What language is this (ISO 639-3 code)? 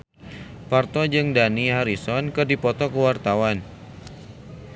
sun